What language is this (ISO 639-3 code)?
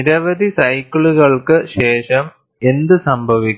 mal